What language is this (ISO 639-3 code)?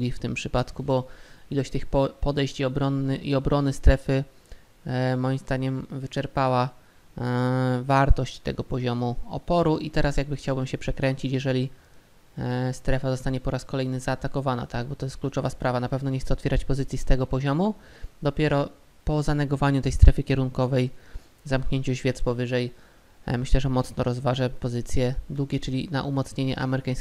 pol